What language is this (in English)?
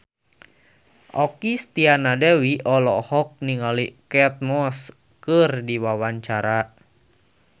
Sundanese